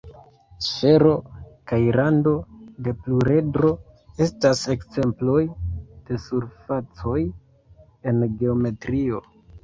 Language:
Esperanto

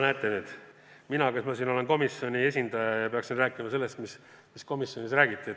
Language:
Estonian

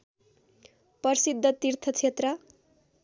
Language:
Nepali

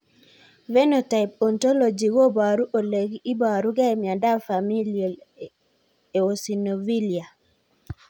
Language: Kalenjin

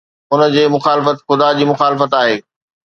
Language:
Sindhi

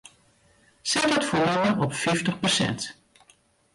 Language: Western Frisian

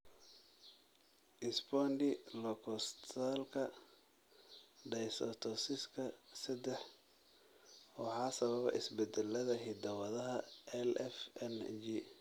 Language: Somali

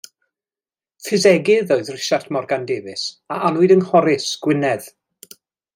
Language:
Welsh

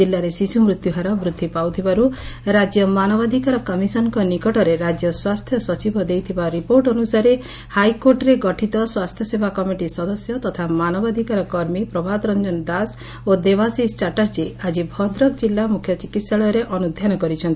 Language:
Odia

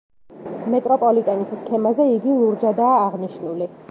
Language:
Georgian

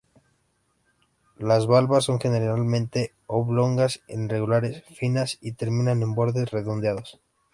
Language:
Spanish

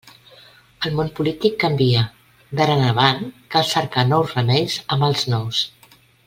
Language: Catalan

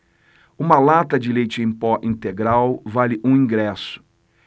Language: Portuguese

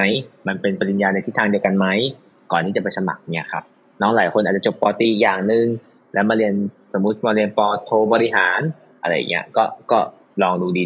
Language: Thai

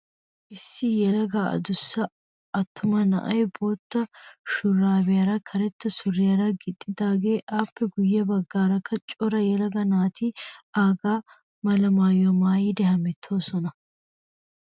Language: Wolaytta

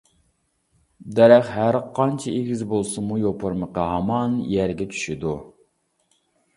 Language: Uyghur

